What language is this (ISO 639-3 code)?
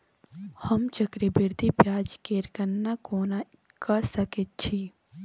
mai